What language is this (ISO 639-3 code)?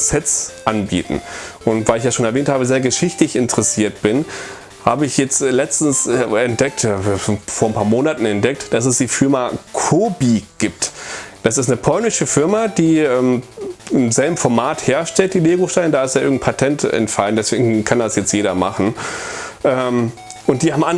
deu